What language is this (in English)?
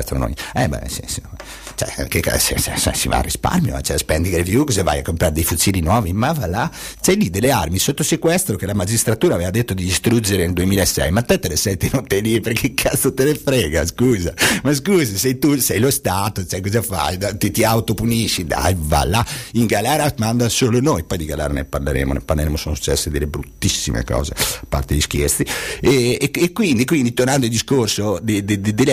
Italian